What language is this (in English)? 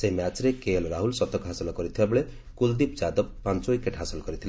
Odia